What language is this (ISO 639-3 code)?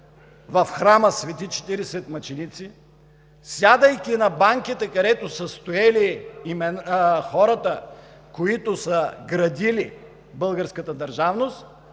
bul